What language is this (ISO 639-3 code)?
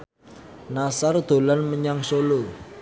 jav